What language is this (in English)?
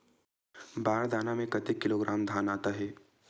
Chhattisgarhi